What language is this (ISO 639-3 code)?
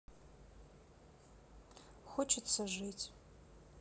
rus